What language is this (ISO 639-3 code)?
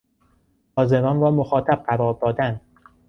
fas